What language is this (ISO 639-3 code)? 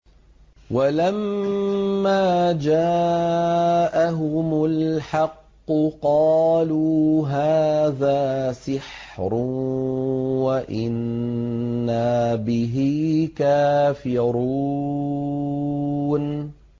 ara